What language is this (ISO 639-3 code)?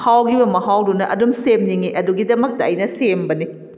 mni